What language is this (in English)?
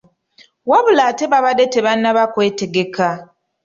Ganda